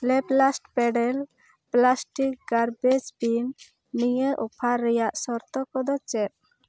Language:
Santali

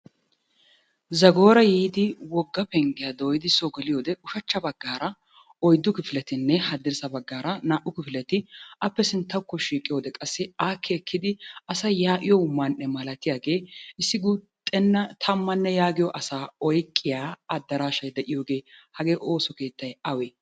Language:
Wolaytta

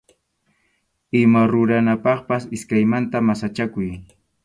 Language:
Arequipa-La Unión Quechua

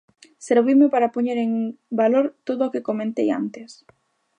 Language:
Galician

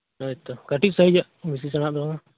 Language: Santali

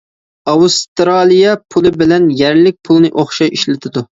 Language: Uyghur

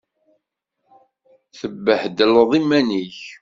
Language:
Kabyle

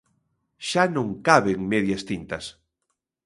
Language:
Galician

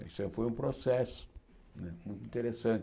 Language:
Portuguese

